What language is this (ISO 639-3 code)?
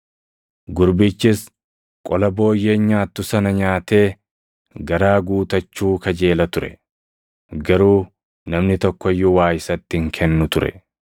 orm